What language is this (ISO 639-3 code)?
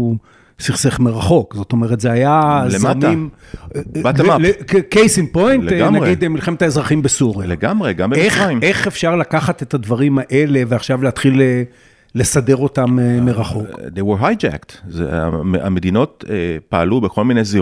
heb